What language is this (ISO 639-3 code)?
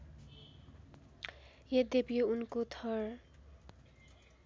nep